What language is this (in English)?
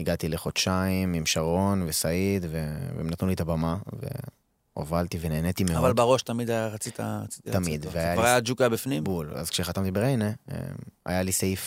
Hebrew